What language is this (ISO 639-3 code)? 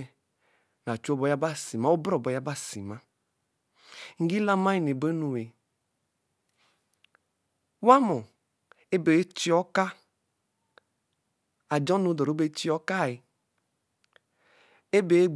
elm